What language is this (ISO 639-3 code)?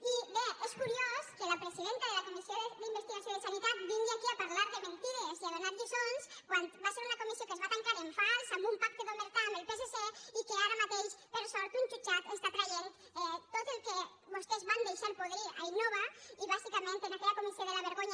cat